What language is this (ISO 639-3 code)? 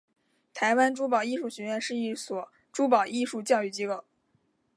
zho